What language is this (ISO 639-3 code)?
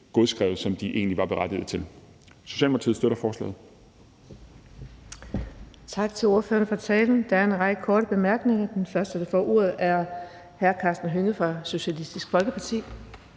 dan